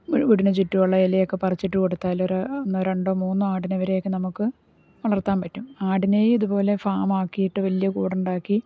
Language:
Malayalam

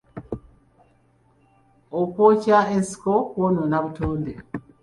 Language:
Ganda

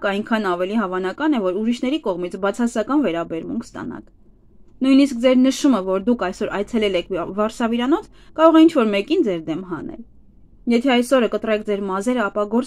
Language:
Romanian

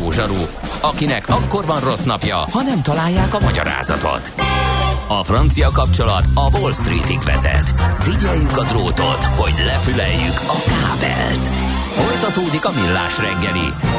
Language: Hungarian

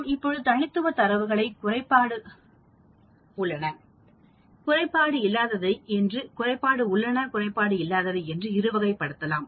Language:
Tamil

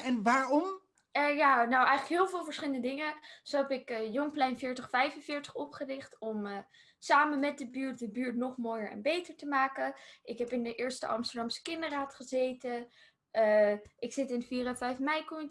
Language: Dutch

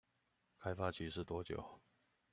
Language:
Chinese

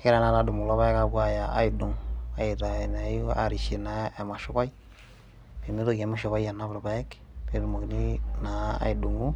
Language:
Masai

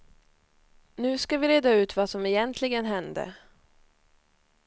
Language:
Swedish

